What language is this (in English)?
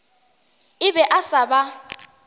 Northern Sotho